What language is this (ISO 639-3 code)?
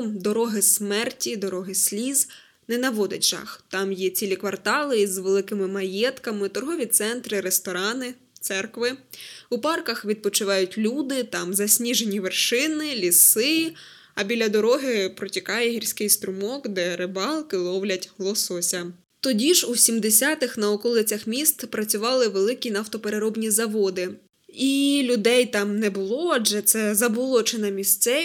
ukr